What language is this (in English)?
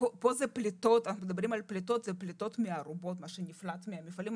Hebrew